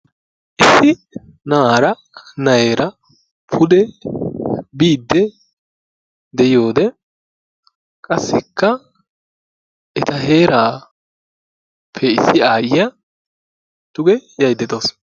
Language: Wolaytta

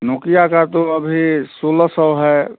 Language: Hindi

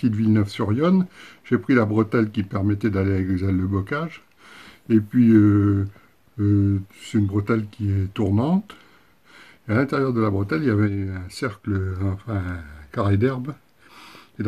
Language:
French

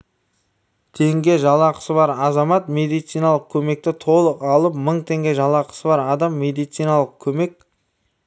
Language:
Kazakh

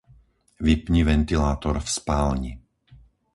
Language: Slovak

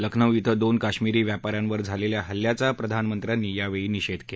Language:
Marathi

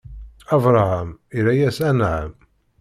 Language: Kabyle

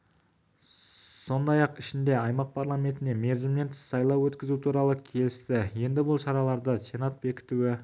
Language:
Kazakh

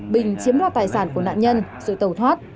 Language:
Vietnamese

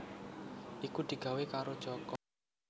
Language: Javanese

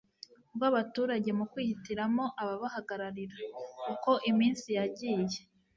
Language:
Kinyarwanda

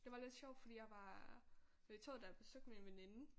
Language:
Danish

